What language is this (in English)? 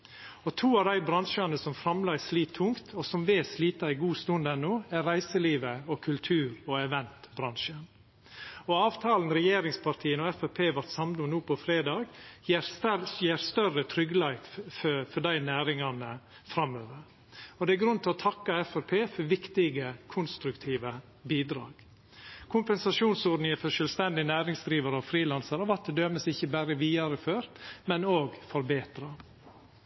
Norwegian Nynorsk